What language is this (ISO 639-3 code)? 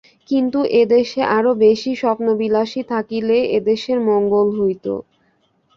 ben